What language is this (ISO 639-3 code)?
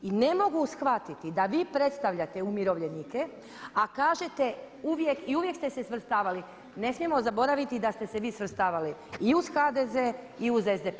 hrv